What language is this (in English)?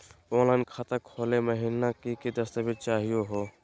Magahi